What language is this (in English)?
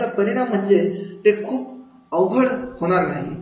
Marathi